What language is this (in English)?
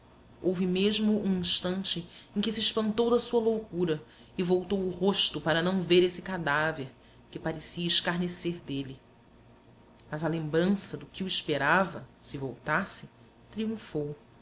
Portuguese